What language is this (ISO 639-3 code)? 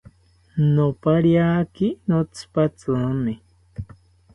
cpy